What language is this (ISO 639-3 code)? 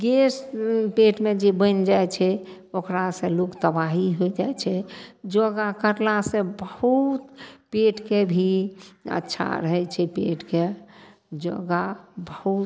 mai